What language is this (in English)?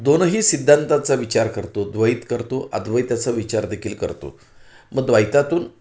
Marathi